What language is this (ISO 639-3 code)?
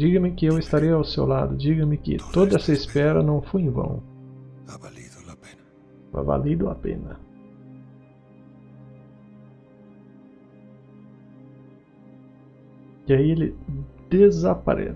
por